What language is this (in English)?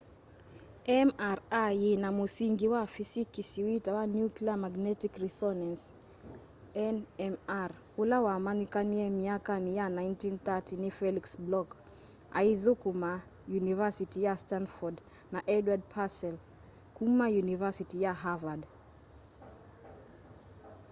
Kamba